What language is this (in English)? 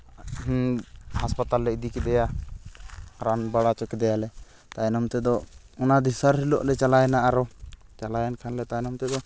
Santali